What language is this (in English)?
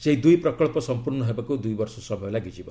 Odia